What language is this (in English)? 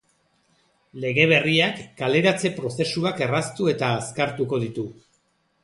Basque